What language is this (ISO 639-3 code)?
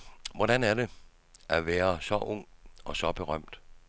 dan